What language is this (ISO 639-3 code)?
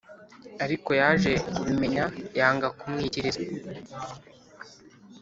kin